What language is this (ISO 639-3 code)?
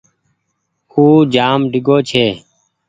gig